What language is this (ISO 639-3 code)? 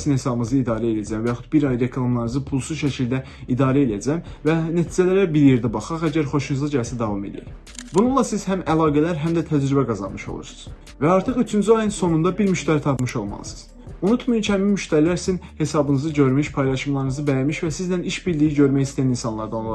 tur